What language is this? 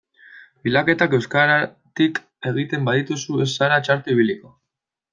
Basque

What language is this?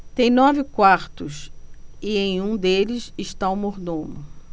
Portuguese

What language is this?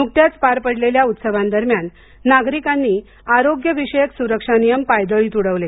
Marathi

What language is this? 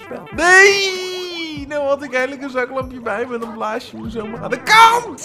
Dutch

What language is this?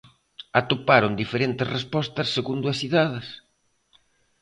Galician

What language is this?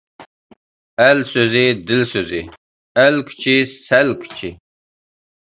Uyghur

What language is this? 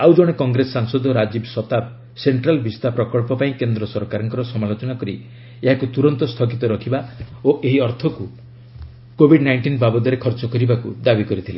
Odia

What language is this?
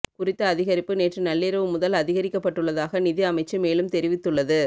Tamil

